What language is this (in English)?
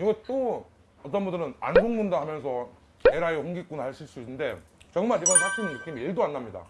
Korean